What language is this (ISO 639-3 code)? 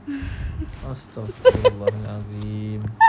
eng